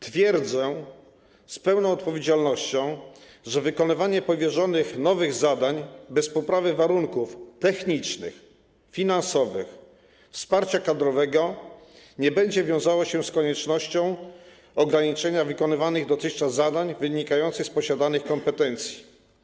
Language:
Polish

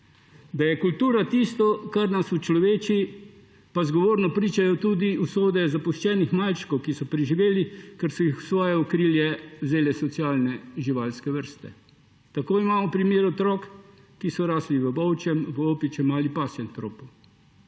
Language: Slovenian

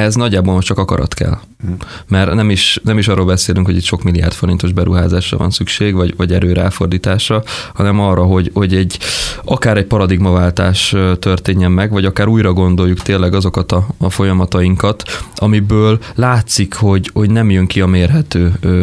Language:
Hungarian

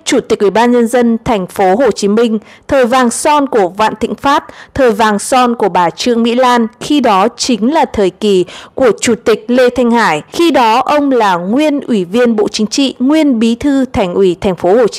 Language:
Vietnamese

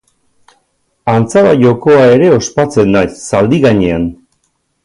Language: Basque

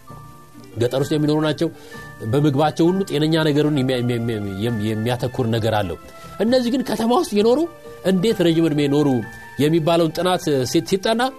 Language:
Amharic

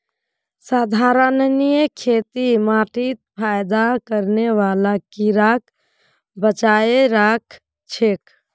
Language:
Magahi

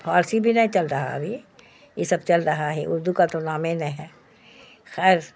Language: Urdu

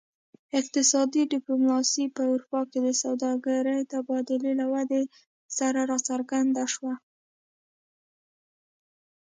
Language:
Pashto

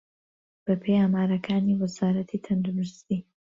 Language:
Central Kurdish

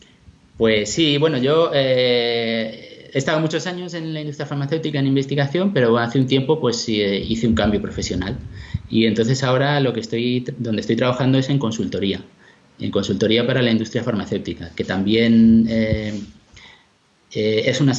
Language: Spanish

